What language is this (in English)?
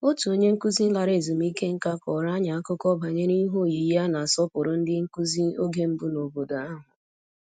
Igbo